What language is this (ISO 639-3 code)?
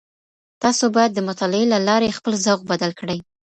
pus